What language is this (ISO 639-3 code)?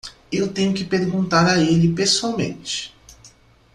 por